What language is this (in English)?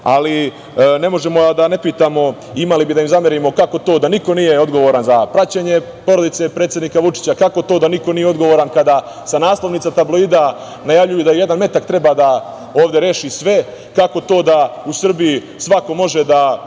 Serbian